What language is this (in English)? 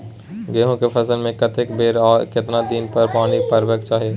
Maithili